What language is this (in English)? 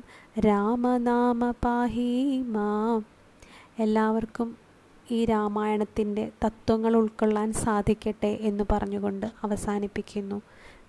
Malayalam